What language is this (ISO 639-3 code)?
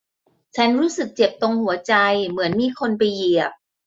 tha